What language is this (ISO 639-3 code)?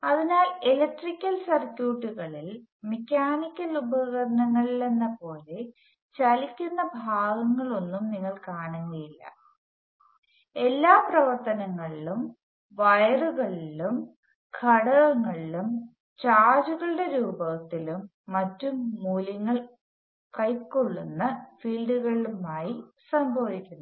mal